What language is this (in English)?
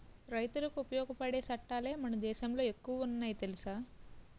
Telugu